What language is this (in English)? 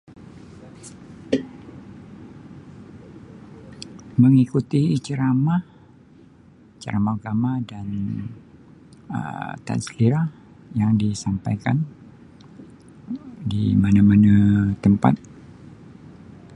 Sabah Malay